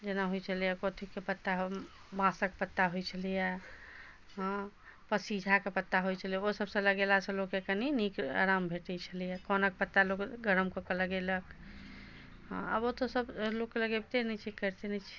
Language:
Maithili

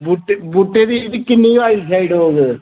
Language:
Dogri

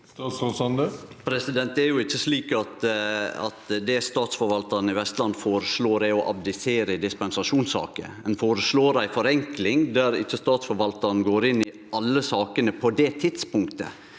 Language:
Norwegian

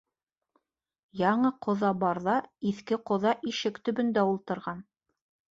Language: Bashkir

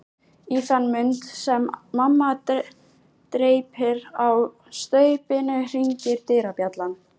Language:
Icelandic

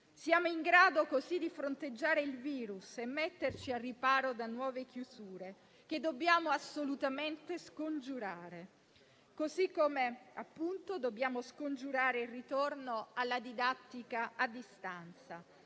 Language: Italian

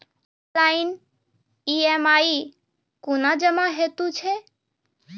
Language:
Maithili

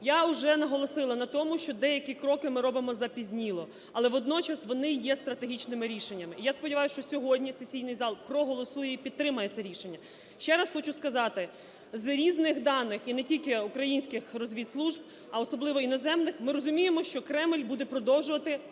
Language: Ukrainian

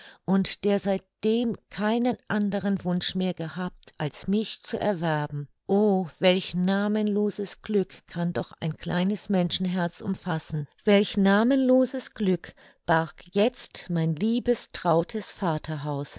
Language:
German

